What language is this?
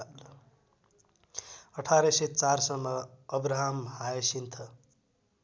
Nepali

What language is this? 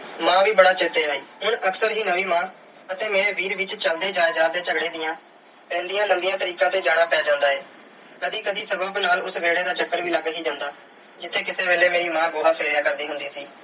Punjabi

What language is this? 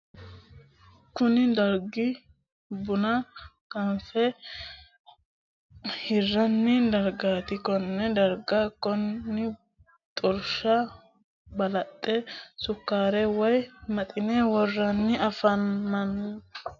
Sidamo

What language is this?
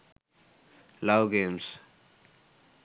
Sinhala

